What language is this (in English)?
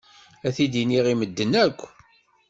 Kabyle